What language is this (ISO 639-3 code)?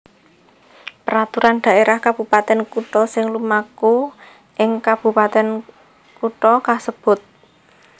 jav